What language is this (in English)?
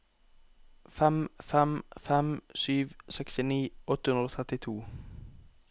Norwegian